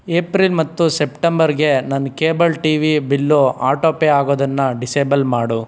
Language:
Kannada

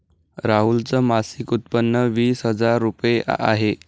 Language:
Marathi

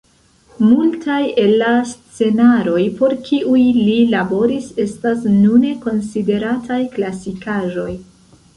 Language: Esperanto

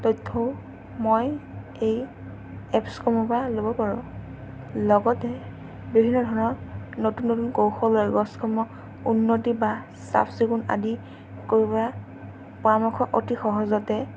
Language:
Assamese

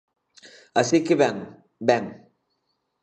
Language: Galician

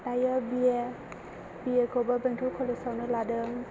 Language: Bodo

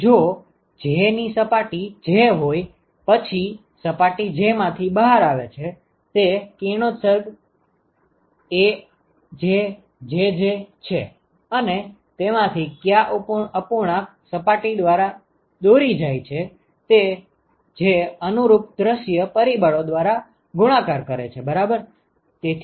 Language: Gujarati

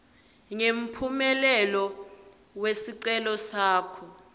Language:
Swati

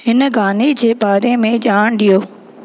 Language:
Sindhi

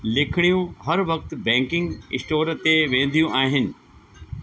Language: Sindhi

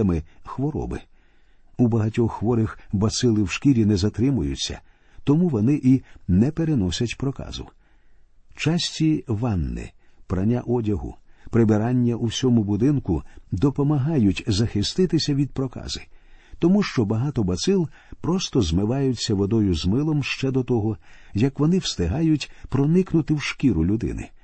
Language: Ukrainian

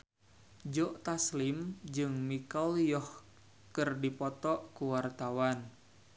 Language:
Sundanese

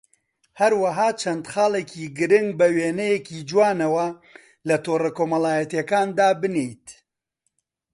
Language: Central Kurdish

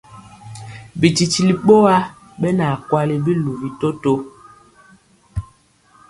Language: Mpiemo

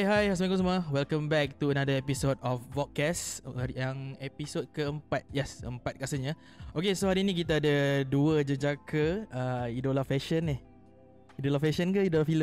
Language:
Malay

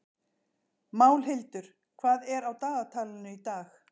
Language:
Icelandic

